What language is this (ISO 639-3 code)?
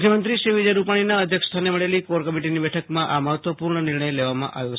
guj